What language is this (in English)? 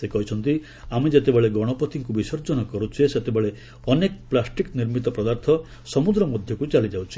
Odia